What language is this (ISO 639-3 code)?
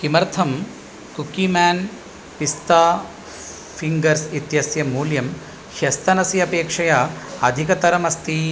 san